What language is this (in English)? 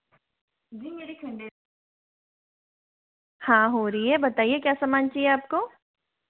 Hindi